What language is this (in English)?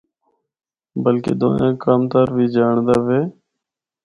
Northern Hindko